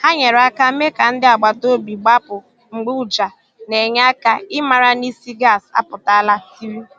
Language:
Igbo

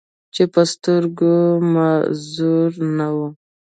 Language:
Pashto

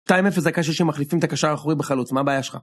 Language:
Hebrew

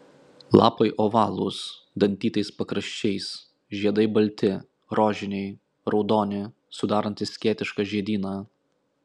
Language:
Lithuanian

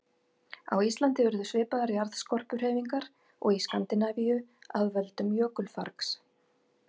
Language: Icelandic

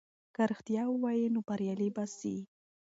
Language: Pashto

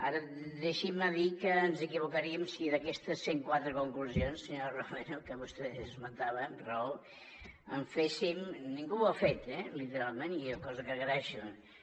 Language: Catalan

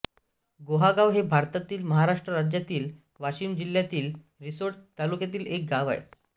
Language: Marathi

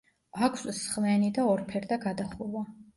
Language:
Georgian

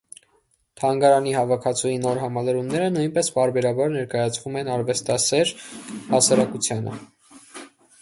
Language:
Armenian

